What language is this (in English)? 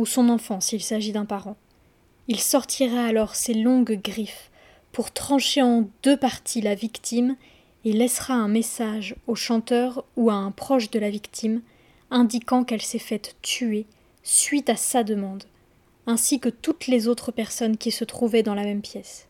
French